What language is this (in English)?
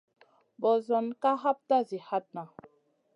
Masana